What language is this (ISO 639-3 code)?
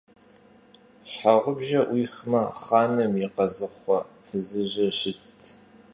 kbd